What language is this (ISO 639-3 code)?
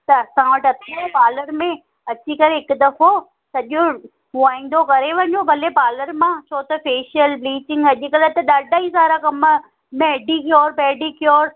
snd